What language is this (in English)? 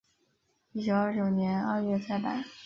Chinese